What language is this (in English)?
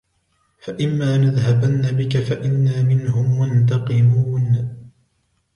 Arabic